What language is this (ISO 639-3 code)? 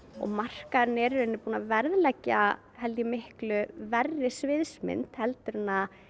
isl